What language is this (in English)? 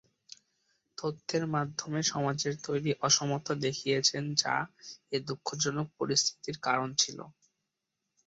Bangla